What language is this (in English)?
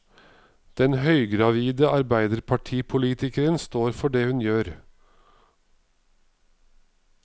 Norwegian